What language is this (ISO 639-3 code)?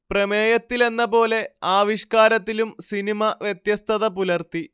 mal